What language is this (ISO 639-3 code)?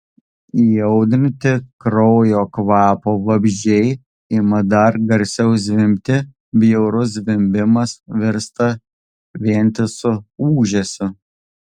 lit